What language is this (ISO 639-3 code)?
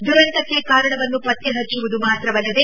kan